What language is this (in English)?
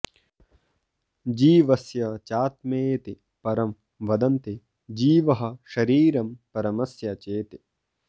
Sanskrit